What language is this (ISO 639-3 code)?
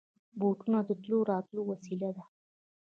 pus